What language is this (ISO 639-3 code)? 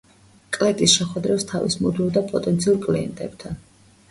kat